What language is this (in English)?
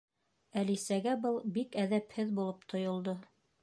Bashkir